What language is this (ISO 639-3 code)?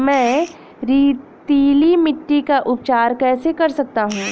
hin